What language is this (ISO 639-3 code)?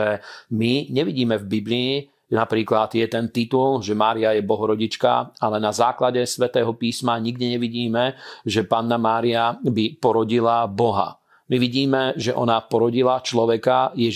slk